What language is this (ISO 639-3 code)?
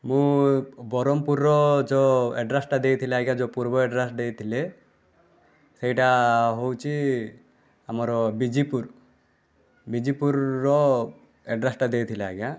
ori